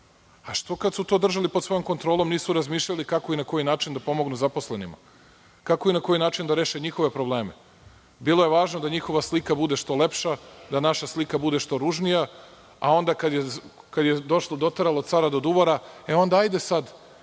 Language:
Serbian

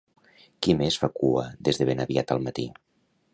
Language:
Catalan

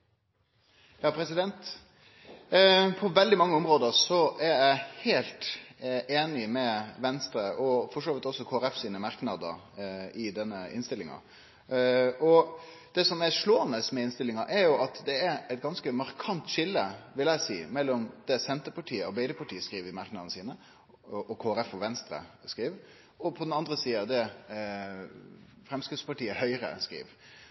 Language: Norwegian Nynorsk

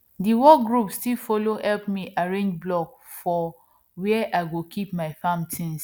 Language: Nigerian Pidgin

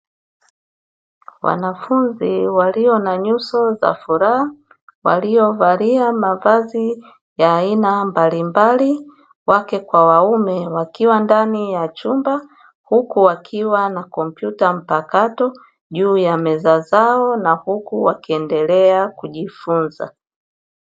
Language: Swahili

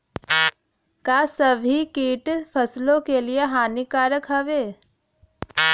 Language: Bhojpuri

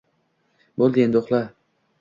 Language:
Uzbek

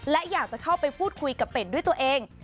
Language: Thai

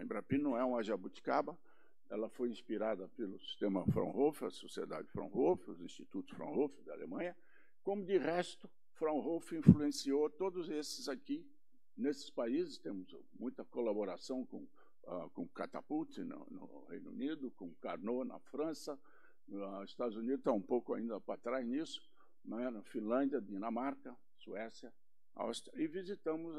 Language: Portuguese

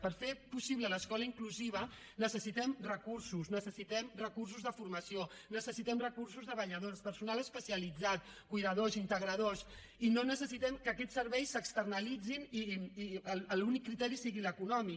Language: Catalan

